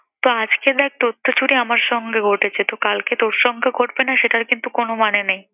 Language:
Bangla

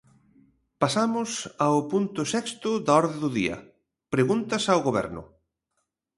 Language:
Galician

